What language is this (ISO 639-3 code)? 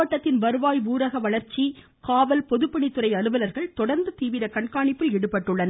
tam